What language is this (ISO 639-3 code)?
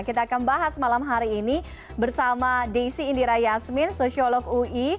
ind